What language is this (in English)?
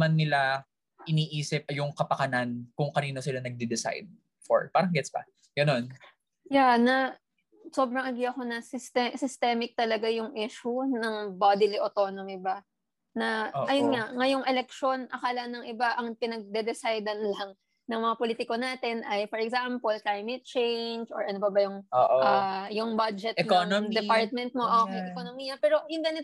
Filipino